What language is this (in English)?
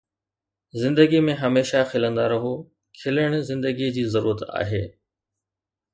Sindhi